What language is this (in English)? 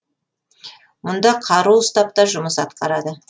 Kazakh